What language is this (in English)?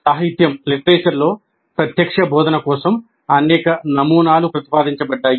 Telugu